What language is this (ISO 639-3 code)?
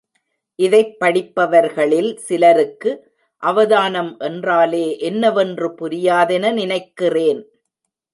tam